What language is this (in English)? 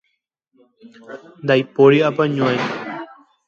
Guarani